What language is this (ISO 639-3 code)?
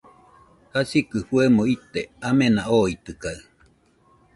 hux